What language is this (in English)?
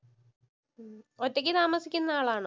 Malayalam